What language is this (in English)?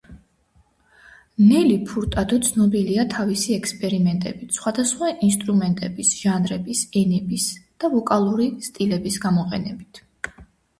Georgian